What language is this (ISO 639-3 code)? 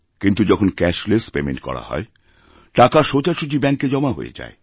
ben